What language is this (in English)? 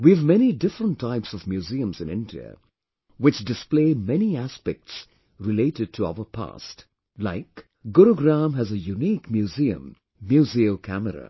English